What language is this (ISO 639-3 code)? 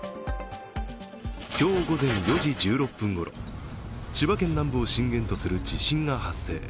jpn